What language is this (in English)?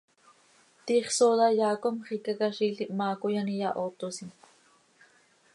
Seri